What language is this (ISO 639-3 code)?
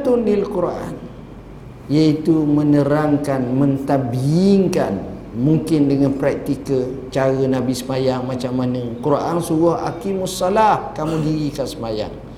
msa